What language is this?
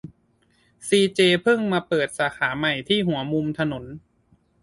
Thai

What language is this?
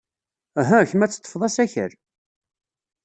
Kabyle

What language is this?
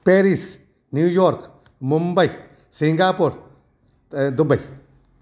Sindhi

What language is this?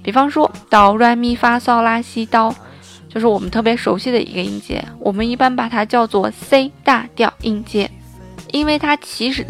Chinese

